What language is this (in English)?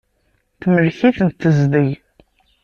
Kabyle